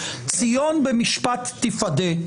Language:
Hebrew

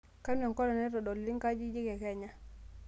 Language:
Masai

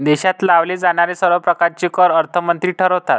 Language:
Marathi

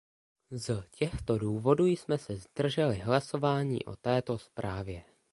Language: Czech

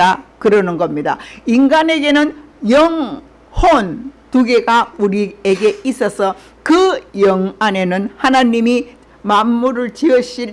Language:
Korean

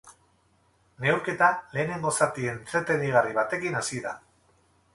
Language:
Basque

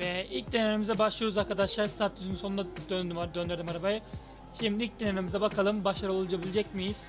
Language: Turkish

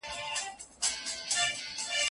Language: Pashto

